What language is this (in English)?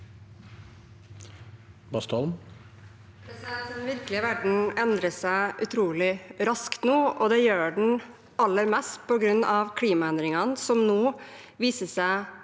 Norwegian